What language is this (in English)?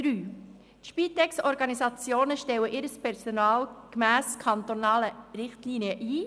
Swiss German